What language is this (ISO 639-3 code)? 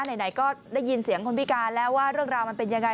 tha